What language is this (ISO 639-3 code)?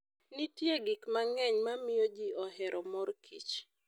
luo